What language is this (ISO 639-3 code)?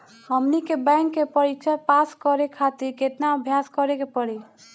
bho